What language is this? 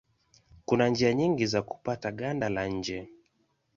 Swahili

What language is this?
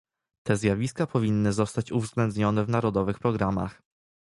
Polish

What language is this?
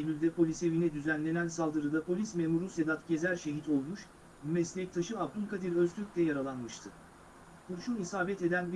Turkish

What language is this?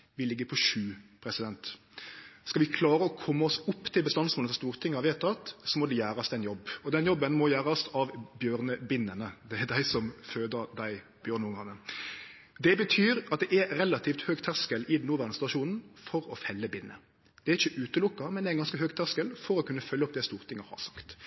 Norwegian Nynorsk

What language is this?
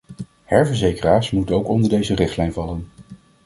Dutch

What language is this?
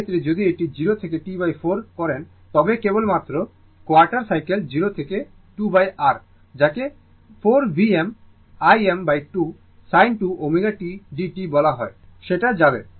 Bangla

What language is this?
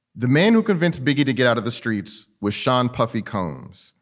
English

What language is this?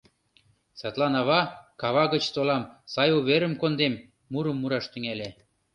Mari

